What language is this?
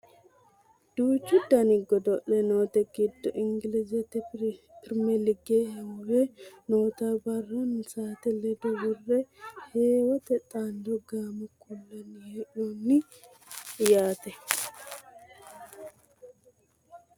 Sidamo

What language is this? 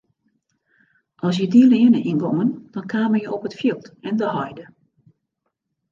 Western Frisian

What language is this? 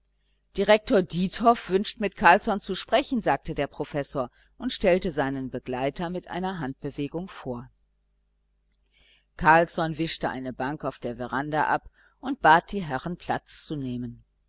German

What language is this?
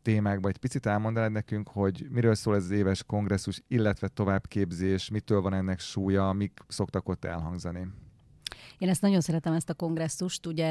Hungarian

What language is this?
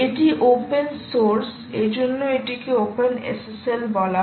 Bangla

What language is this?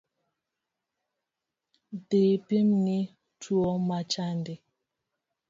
Luo (Kenya and Tanzania)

